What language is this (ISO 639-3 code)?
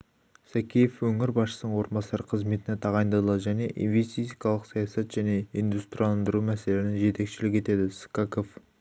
kaz